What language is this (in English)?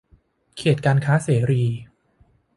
Thai